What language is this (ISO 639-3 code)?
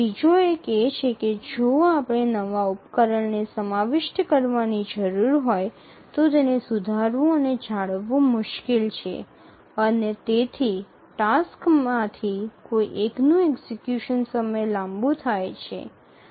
guj